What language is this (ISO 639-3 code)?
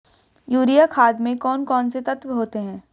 hin